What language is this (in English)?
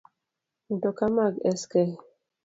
Luo (Kenya and Tanzania)